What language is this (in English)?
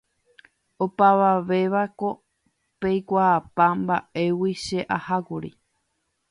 Guarani